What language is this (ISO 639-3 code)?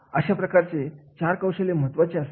mar